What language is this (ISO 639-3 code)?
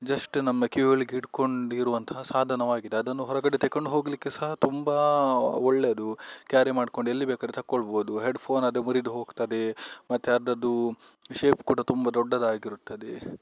kan